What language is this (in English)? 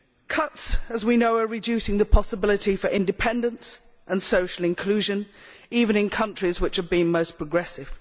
English